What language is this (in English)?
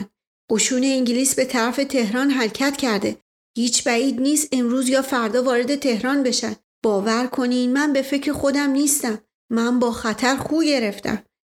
Persian